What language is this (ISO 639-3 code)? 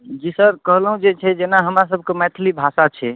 mai